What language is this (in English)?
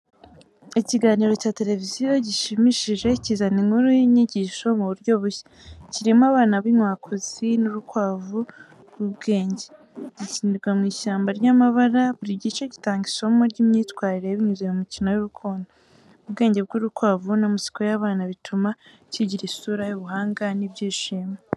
Kinyarwanda